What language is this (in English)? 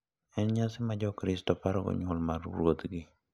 Luo (Kenya and Tanzania)